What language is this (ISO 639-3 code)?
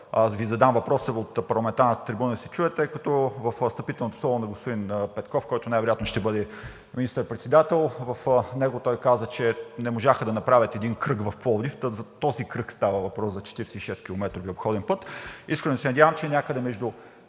bul